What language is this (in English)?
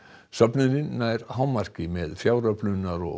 Icelandic